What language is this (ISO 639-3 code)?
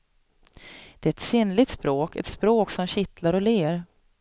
swe